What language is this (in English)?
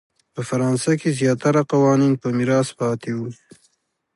Pashto